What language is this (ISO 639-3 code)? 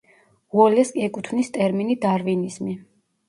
kat